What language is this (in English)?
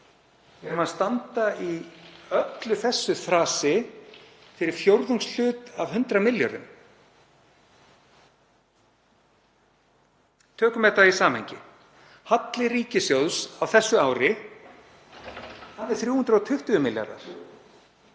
Icelandic